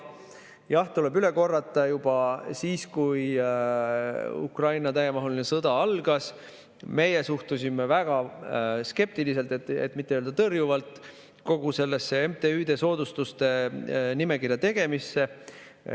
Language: Estonian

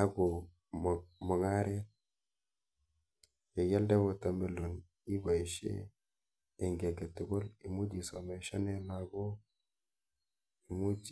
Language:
Kalenjin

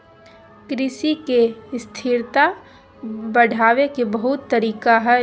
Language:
Magahi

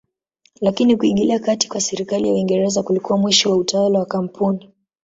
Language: Swahili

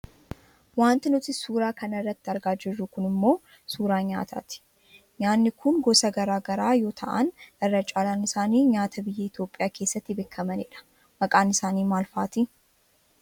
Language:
Oromo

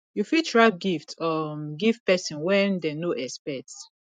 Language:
Nigerian Pidgin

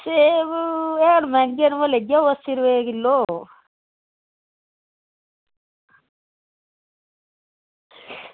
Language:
Dogri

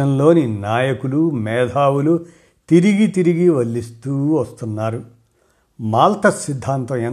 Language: Telugu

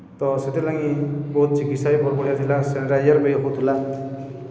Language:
Odia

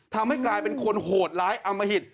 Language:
Thai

